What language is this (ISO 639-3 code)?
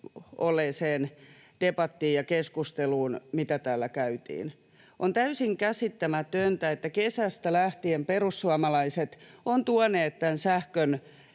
fin